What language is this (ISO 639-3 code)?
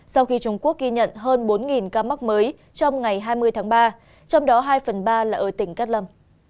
vie